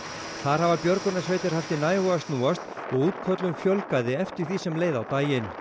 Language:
Icelandic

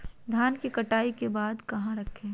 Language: Magahi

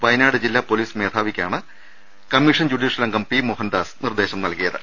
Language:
Malayalam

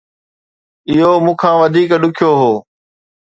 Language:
Sindhi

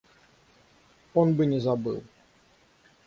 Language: Russian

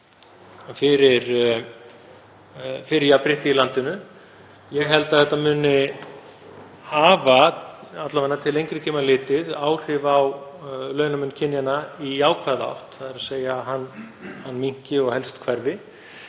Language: Icelandic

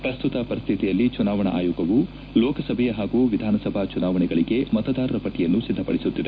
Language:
Kannada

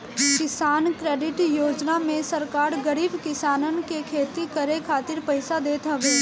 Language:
Bhojpuri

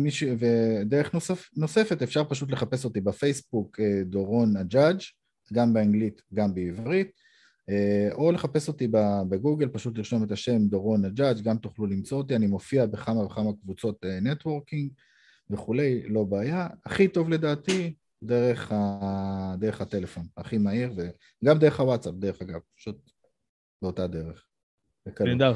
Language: Hebrew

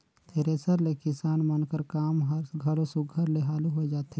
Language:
Chhattisgarhi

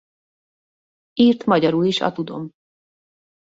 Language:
Hungarian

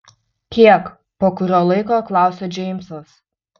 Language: Lithuanian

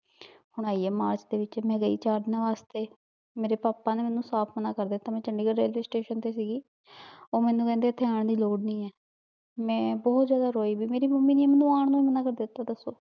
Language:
Punjabi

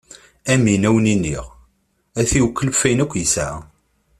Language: Kabyle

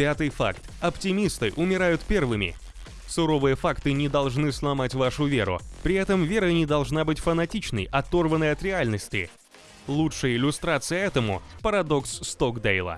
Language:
Russian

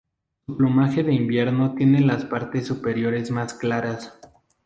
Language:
Spanish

